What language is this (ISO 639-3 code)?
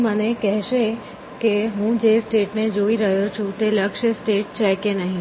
guj